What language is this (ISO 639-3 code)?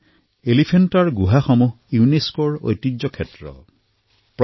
asm